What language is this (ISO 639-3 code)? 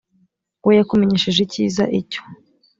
kin